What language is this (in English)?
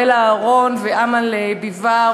Hebrew